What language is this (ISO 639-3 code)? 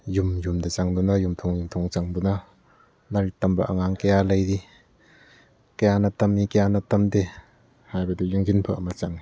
mni